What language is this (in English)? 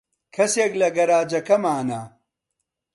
Central Kurdish